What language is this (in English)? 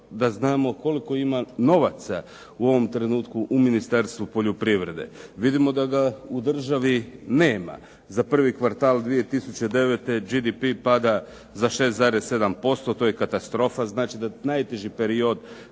Croatian